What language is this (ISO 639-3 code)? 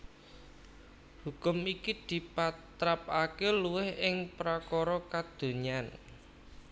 jav